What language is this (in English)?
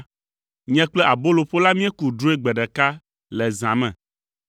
Ewe